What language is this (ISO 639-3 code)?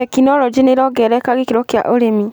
kik